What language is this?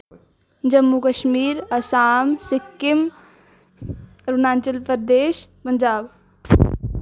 Dogri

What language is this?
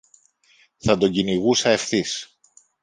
Greek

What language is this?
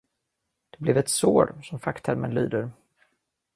Swedish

